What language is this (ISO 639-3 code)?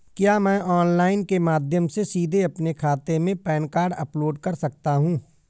hin